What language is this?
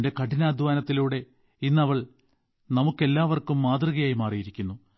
Malayalam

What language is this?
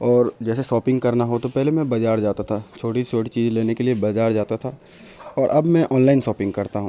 Urdu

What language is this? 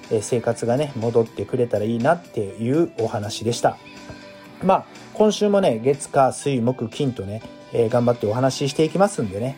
Japanese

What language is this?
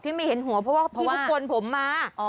Thai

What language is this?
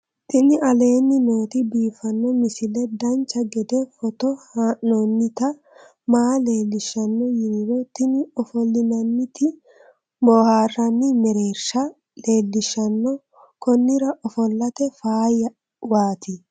Sidamo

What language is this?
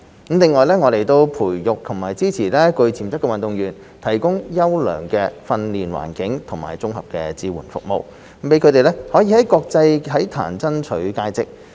Cantonese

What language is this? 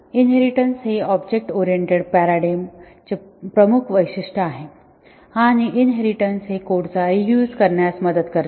Marathi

